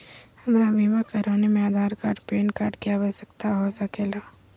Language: Magahi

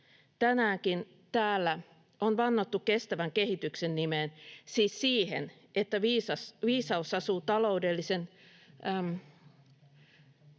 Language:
Finnish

